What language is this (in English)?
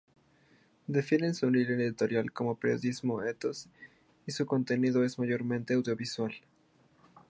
Spanish